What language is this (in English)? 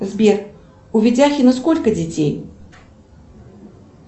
Russian